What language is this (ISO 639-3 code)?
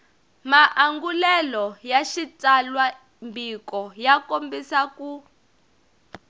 tso